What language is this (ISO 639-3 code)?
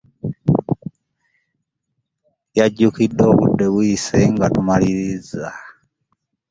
lug